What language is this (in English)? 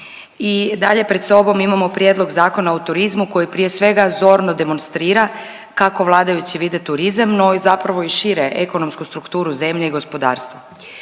Croatian